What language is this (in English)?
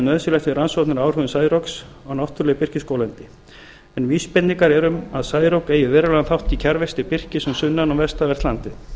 Icelandic